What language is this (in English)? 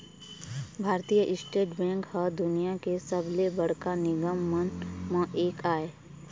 Chhattisgarhi